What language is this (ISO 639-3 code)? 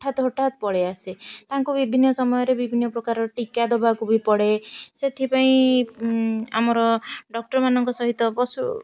ori